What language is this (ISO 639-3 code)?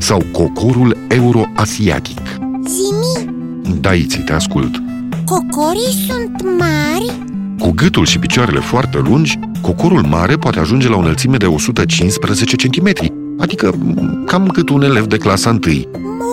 ron